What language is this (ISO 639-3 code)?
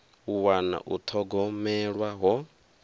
ven